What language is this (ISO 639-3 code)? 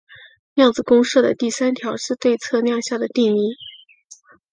zho